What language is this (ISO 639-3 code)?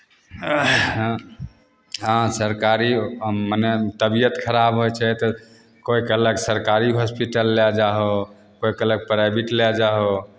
mai